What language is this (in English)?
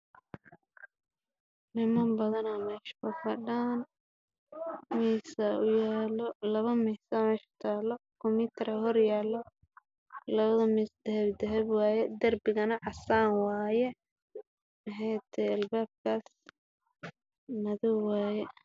Somali